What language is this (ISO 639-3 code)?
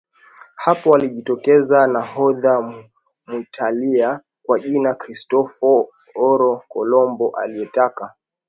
swa